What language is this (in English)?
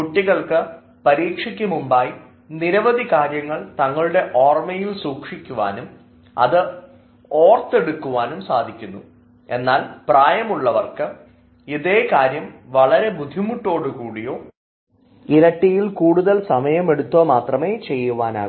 Malayalam